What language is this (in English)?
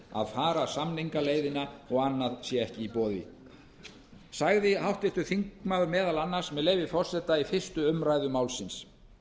Icelandic